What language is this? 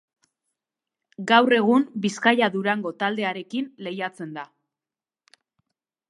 Basque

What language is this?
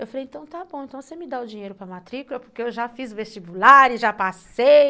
Portuguese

